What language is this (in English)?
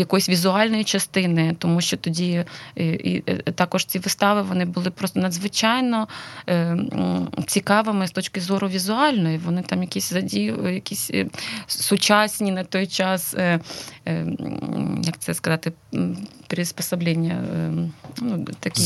Ukrainian